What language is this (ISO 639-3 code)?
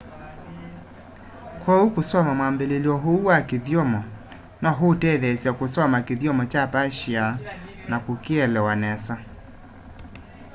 kam